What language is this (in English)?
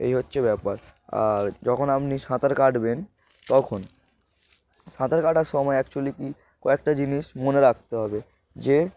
Bangla